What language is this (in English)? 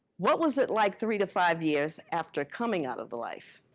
English